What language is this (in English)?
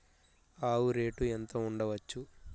Telugu